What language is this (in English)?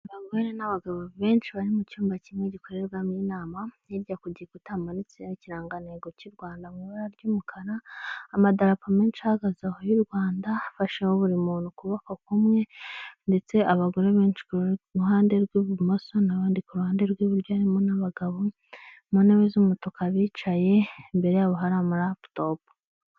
Kinyarwanda